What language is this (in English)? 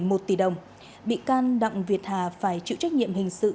Vietnamese